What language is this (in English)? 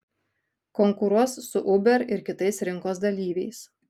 Lithuanian